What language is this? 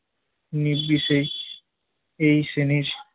Bangla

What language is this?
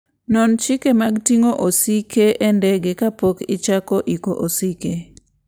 Luo (Kenya and Tanzania)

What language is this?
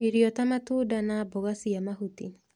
Kikuyu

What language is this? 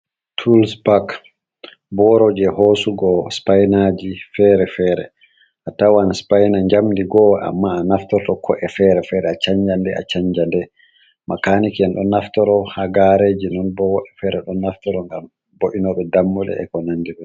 Fula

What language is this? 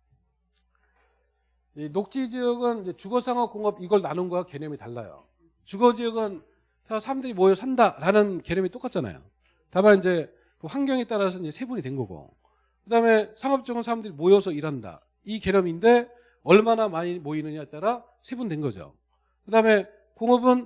Korean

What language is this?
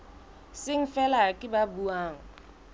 Southern Sotho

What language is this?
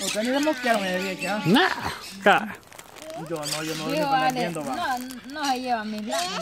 Spanish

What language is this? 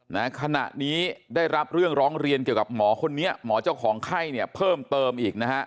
Thai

